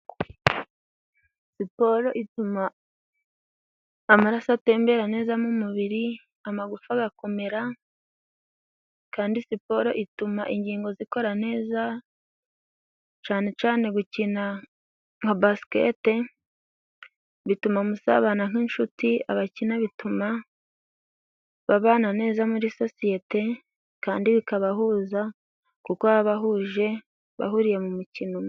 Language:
Kinyarwanda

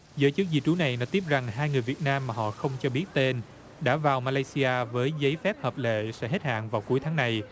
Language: Vietnamese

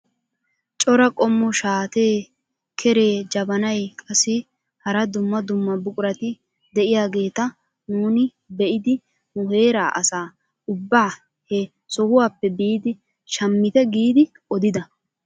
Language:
Wolaytta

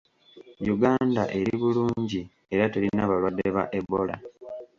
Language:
Ganda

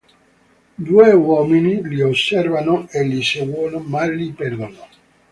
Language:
Italian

